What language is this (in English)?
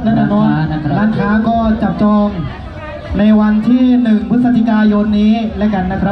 Thai